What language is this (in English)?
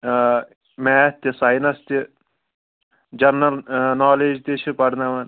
Kashmiri